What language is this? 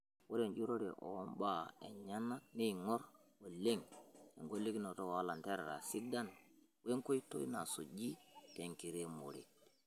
Masai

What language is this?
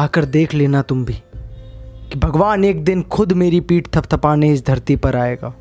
Hindi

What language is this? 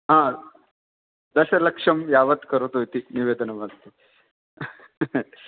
Sanskrit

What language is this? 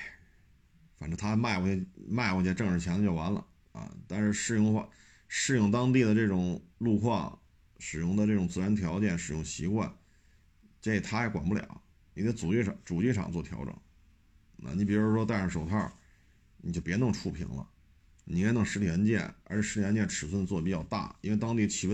Chinese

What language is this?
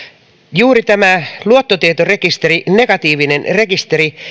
Finnish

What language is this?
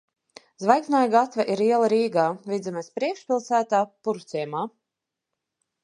Latvian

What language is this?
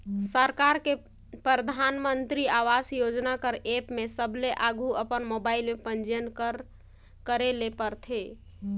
Chhattisgarhi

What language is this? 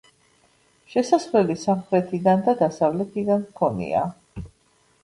Georgian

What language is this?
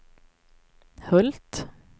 Swedish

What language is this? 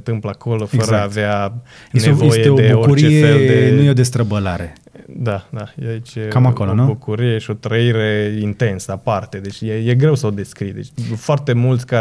Romanian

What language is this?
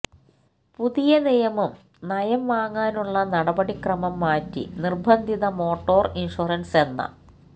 Malayalam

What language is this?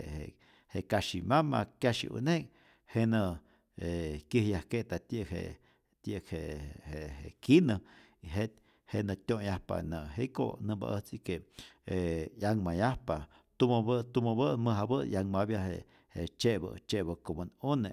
Rayón Zoque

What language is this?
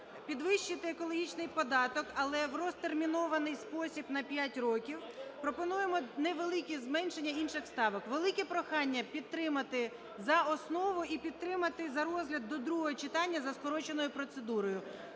Ukrainian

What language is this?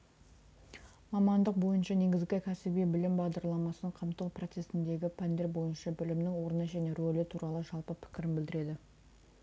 Kazakh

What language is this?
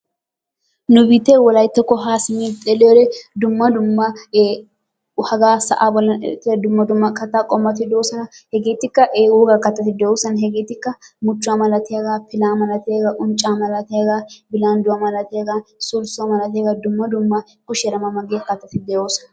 Wolaytta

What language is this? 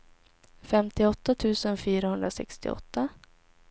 Swedish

